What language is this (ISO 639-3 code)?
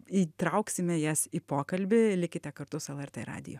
lit